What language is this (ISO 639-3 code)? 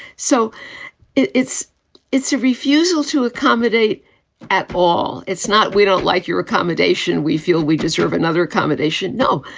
eng